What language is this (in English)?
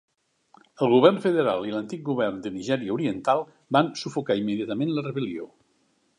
Catalan